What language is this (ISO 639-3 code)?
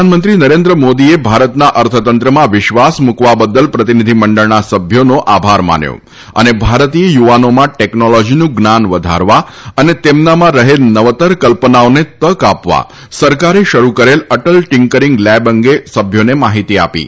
guj